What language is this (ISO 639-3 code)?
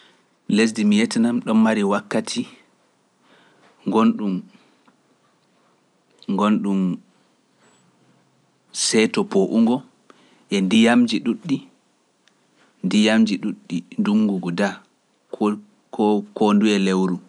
fuf